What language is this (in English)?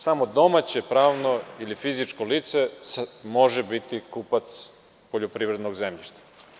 Serbian